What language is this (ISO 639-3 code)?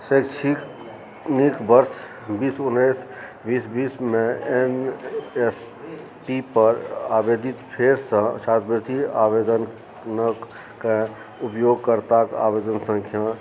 mai